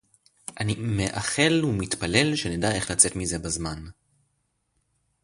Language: Hebrew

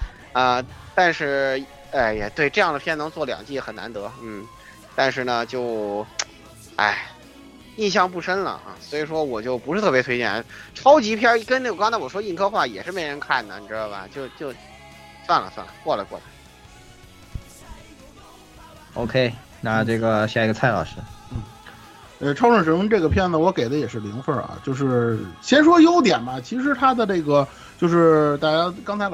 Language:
Chinese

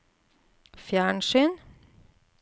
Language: Norwegian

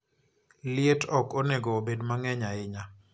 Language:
Luo (Kenya and Tanzania)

